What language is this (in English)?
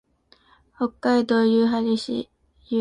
Japanese